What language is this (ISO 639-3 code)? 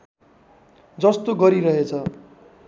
nep